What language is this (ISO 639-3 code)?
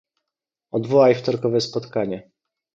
pol